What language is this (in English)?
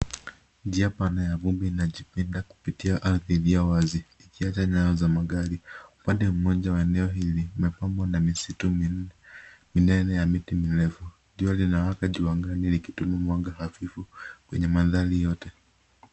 Swahili